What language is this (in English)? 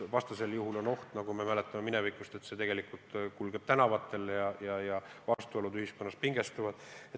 Estonian